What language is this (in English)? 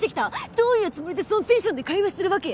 Japanese